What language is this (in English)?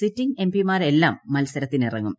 Malayalam